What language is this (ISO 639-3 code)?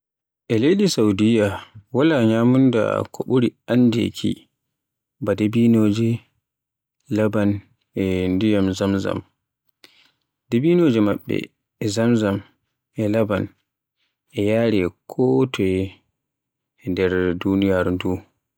fue